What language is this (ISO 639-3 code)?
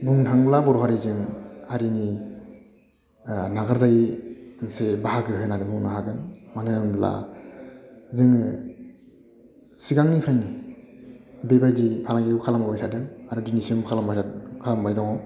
brx